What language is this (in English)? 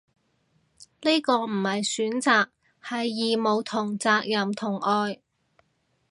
Cantonese